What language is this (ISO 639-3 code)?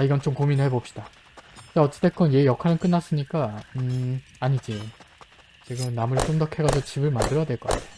kor